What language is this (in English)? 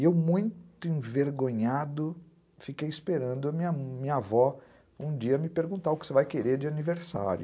Portuguese